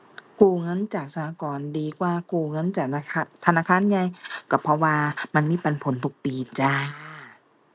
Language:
Thai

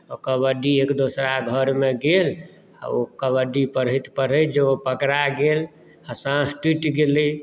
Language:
Maithili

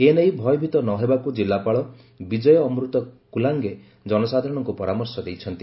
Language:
Odia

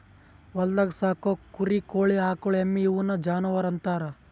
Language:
Kannada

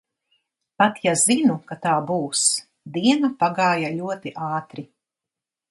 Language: Latvian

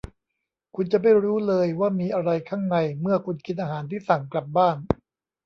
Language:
Thai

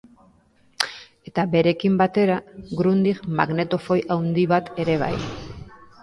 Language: Basque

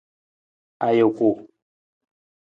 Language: Nawdm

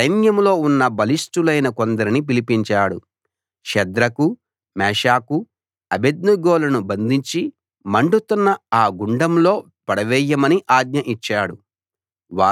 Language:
Telugu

